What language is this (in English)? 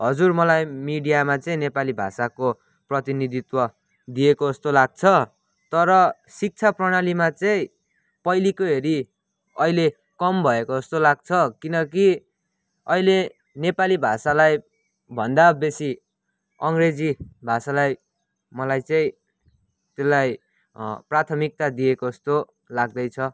Nepali